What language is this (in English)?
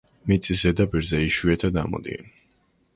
Georgian